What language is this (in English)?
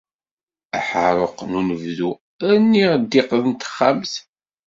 Kabyle